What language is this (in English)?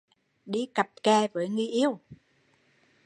Vietnamese